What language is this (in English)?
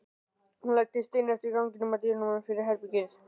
Icelandic